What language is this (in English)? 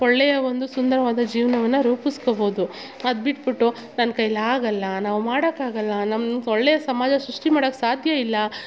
Kannada